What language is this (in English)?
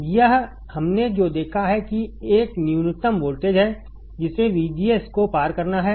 Hindi